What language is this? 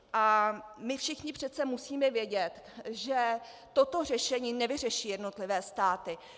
Czech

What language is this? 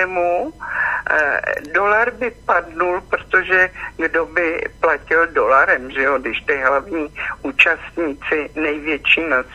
Czech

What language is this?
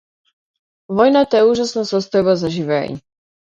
Macedonian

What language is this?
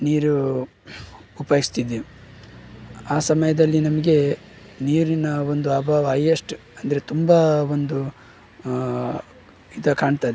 Kannada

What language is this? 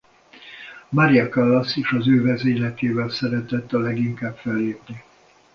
Hungarian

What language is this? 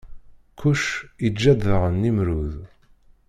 Kabyle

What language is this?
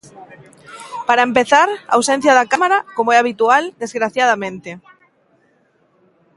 Galician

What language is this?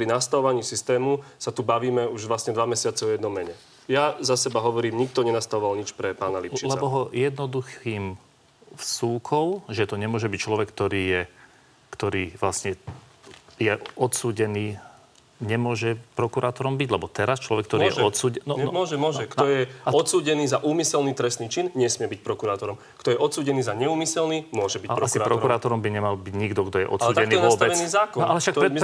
Slovak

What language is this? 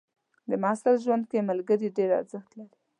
Pashto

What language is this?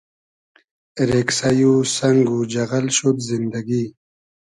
Hazaragi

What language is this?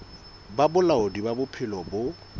Southern Sotho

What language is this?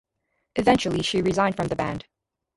English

